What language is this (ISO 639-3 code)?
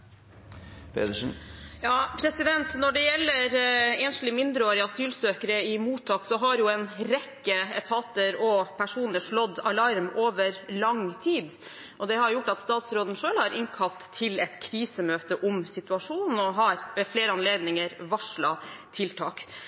nor